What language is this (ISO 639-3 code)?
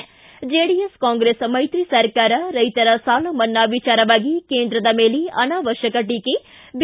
kan